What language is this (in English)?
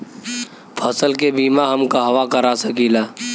Bhojpuri